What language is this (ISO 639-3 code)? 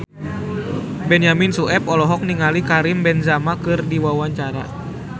sun